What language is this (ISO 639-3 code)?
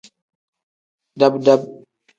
kdh